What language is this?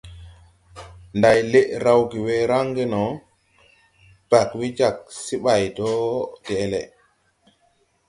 Tupuri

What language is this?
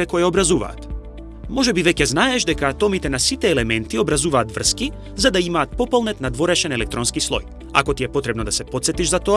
Macedonian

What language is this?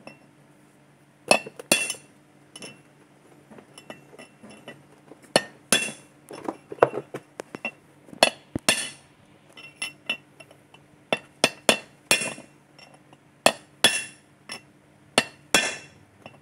Malay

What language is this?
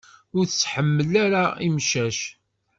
Kabyle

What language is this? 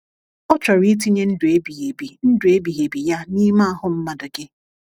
Igbo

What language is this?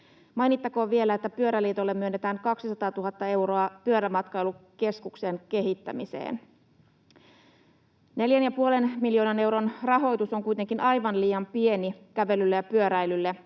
Finnish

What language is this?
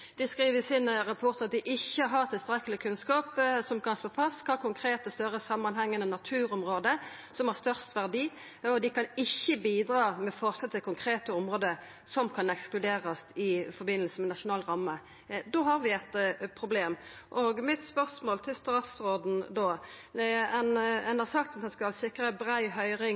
Norwegian Nynorsk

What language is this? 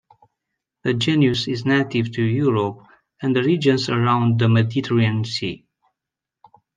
English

